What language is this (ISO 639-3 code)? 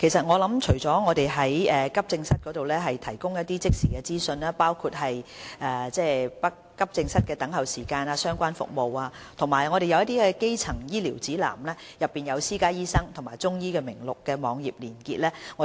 yue